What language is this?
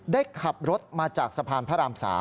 Thai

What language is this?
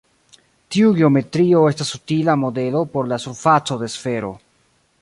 Esperanto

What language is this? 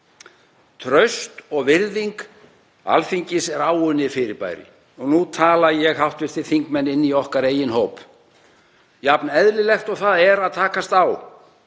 Icelandic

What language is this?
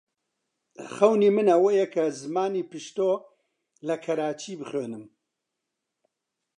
Central Kurdish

